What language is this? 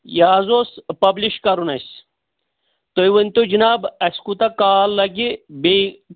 Kashmiri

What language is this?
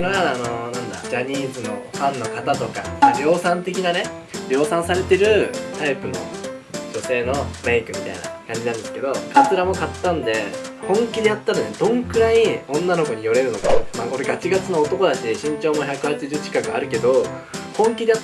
Japanese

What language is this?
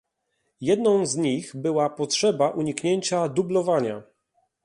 Polish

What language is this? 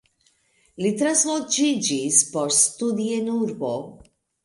Esperanto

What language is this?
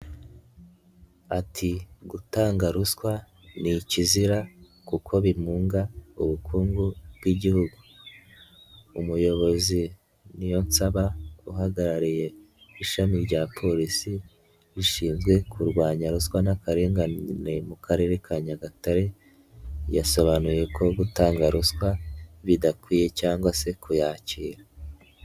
Kinyarwanda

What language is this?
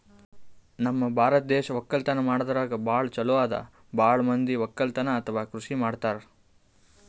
Kannada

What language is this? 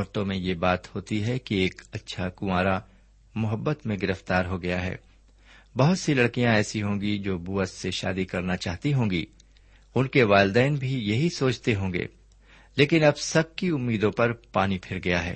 Urdu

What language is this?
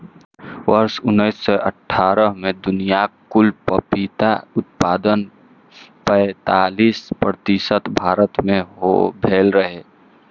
Maithili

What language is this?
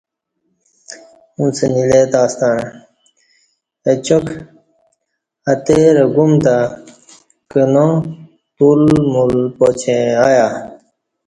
Kati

